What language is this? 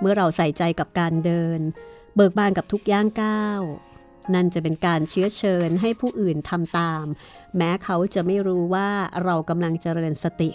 Thai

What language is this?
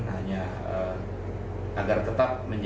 Indonesian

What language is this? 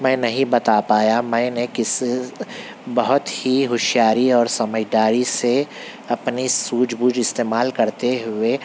Urdu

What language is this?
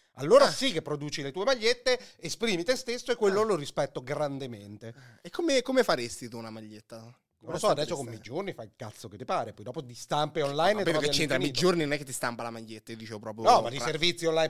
Italian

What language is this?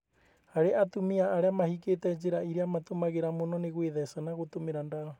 Kikuyu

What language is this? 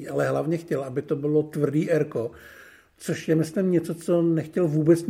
Czech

